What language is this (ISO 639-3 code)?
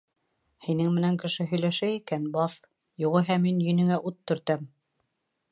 bak